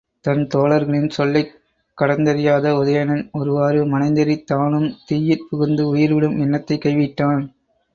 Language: Tamil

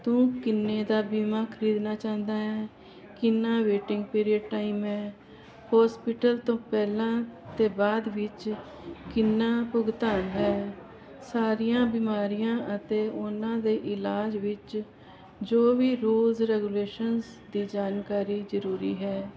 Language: Punjabi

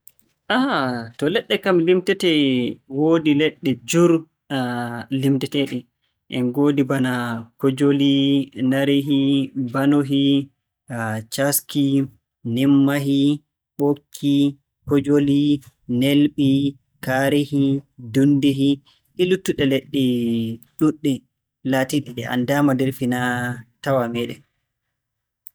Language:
Borgu Fulfulde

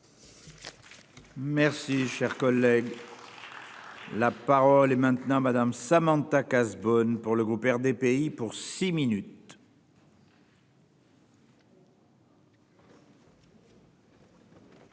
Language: French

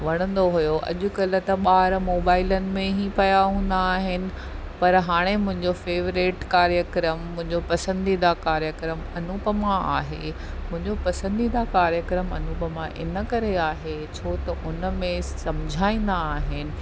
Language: Sindhi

